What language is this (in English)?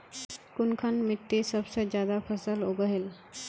Magahi